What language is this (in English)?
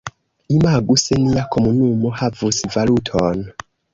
Esperanto